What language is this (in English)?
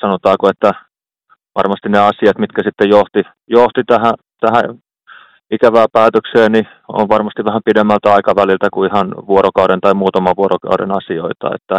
Finnish